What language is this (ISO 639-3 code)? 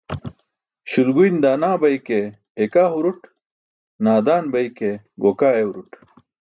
bsk